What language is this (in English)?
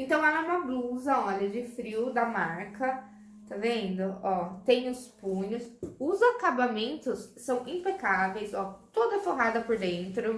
Portuguese